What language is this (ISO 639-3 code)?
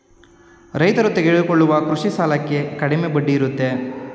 kan